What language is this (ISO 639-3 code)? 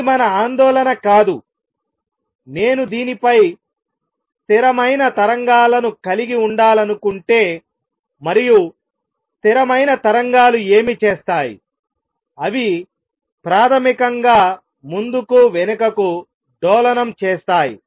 tel